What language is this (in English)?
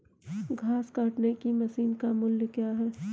Hindi